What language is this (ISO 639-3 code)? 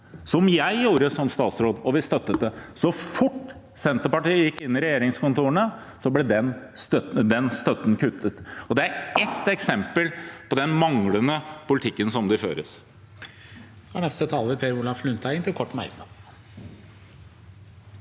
nor